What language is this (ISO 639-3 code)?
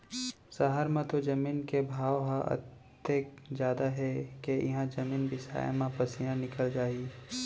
hne